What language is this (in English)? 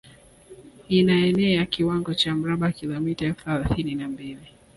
Swahili